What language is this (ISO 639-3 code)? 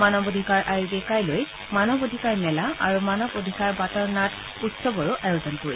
asm